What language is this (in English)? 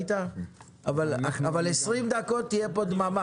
Hebrew